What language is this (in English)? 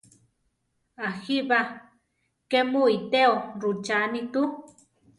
Central Tarahumara